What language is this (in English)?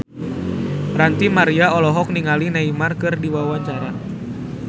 Sundanese